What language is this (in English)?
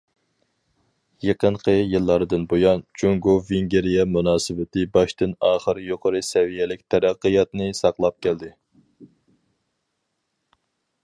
Uyghur